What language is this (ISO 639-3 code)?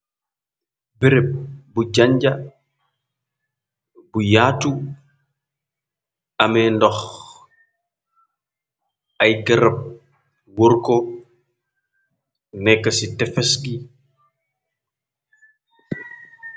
wol